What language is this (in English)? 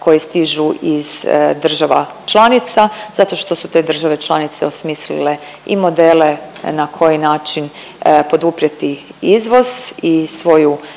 Croatian